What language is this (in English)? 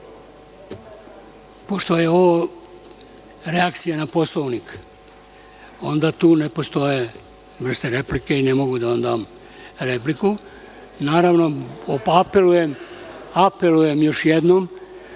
Serbian